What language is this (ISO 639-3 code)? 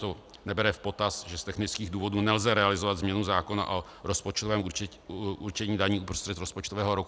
ces